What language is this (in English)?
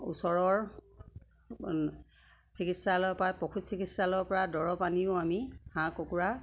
Assamese